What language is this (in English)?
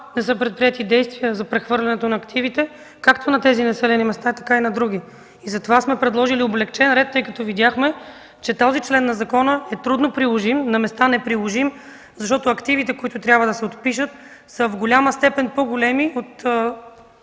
Bulgarian